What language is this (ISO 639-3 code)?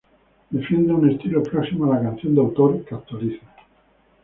spa